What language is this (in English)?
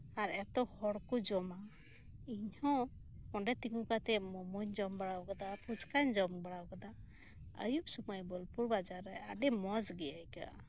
Santali